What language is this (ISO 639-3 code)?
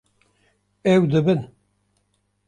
kur